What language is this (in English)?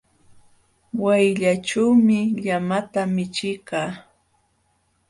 Jauja Wanca Quechua